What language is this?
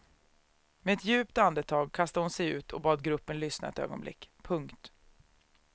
Swedish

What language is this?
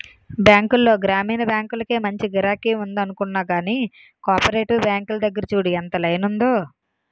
Telugu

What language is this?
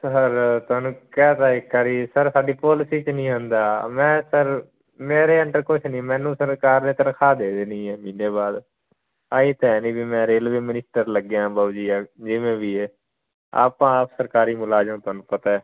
Punjabi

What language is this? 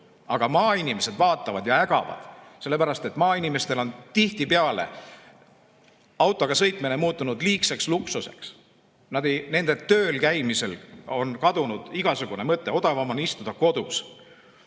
Estonian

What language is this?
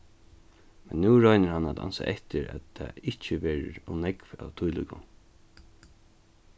Faroese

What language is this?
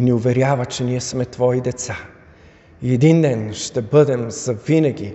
Bulgarian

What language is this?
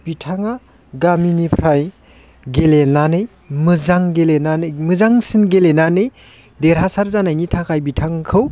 Bodo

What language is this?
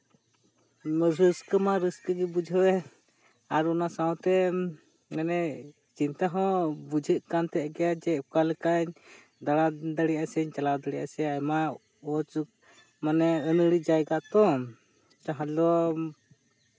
Santali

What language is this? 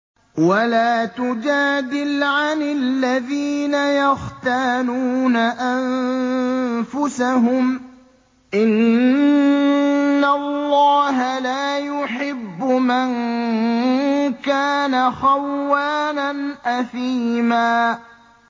Arabic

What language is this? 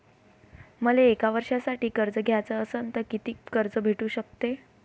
Marathi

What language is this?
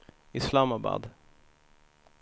Swedish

